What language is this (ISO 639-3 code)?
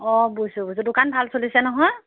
asm